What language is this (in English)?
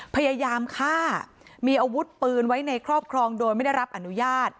Thai